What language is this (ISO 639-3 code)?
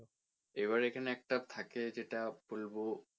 ben